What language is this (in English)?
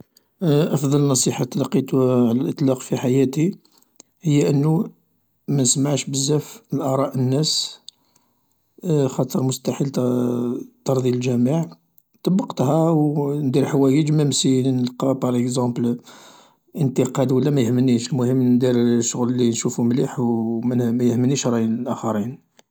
Algerian Arabic